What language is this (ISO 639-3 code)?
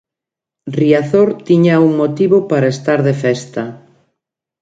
glg